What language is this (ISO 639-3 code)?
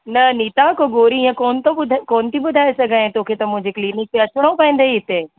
snd